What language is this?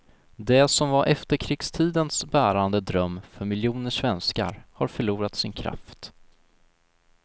Swedish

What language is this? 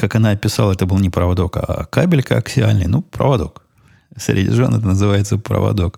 Russian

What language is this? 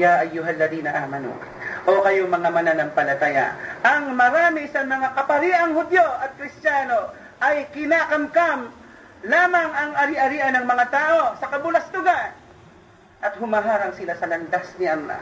Filipino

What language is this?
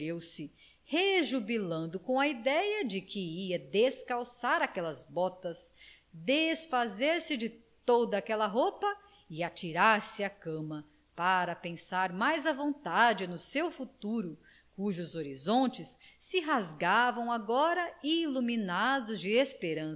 Portuguese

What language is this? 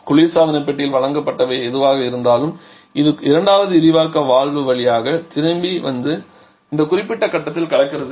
Tamil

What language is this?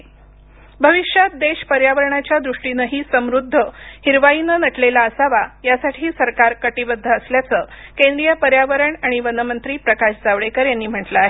Marathi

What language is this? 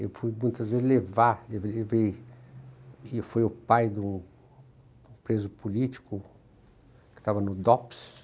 Portuguese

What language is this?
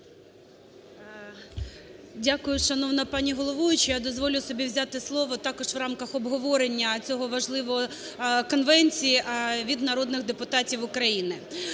Ukrainian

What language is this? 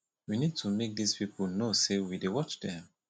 Nigerian Pidgin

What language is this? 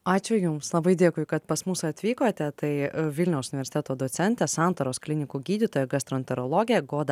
Lithuanian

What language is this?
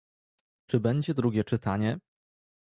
Polish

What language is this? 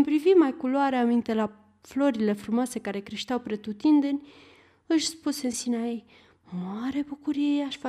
Romanian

